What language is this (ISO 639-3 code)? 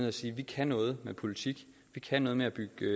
dan